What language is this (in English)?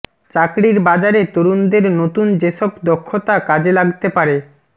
Bangla